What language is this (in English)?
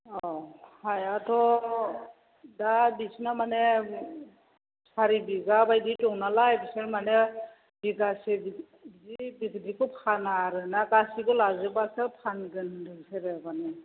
Bodo